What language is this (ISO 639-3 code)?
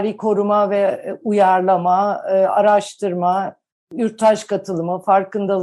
tur